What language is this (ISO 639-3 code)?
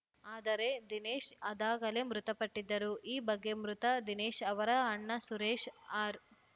kan